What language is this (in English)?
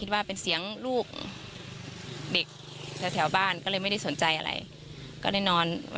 Thai